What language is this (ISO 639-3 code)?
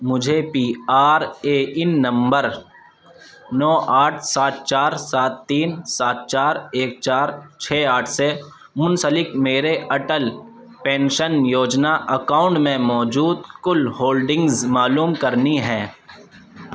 urd